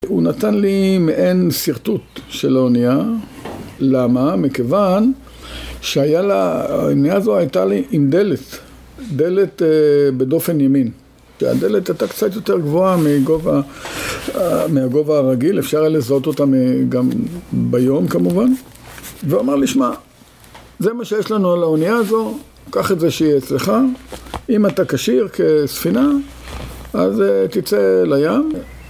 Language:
Hebrew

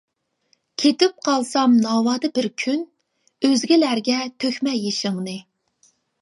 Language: Uyghur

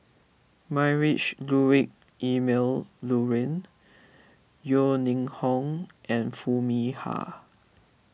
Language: English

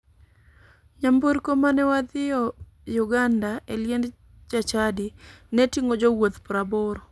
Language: Luo (Kenya and Tanzania)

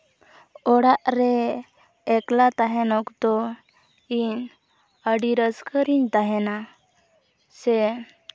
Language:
Santali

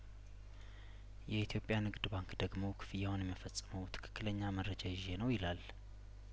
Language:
Amharic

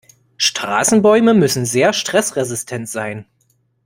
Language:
German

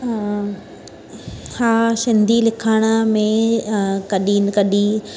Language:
Sindhi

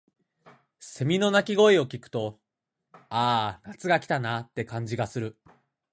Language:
Japanese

